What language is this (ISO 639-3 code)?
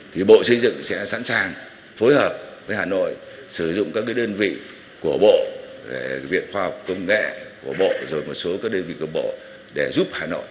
vie